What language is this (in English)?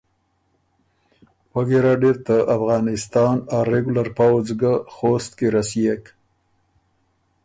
Ormuri